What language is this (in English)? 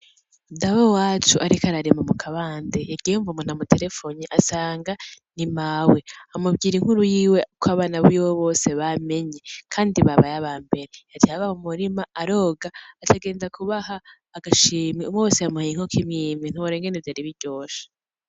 Rundi